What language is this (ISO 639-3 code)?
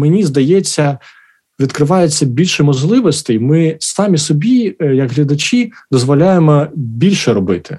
ukr